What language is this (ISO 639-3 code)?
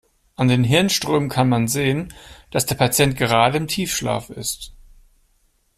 deu